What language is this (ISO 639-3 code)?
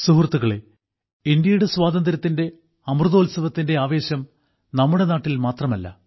mal